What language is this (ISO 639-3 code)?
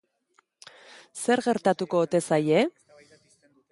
eus